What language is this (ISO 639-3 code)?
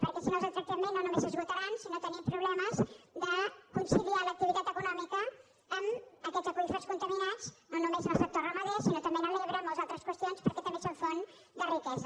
cat